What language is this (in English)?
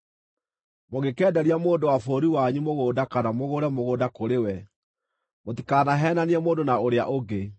Kikuyu